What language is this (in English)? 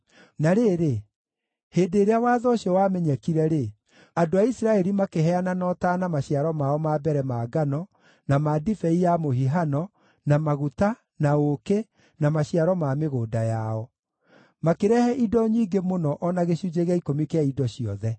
Kikuyu